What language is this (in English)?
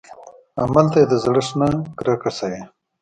Pashto